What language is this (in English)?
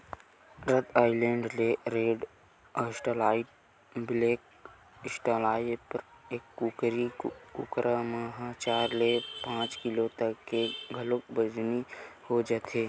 Chhattisgarhi